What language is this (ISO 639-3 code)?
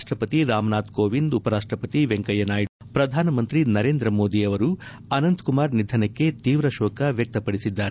kan